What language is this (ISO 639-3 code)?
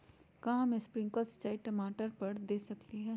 mag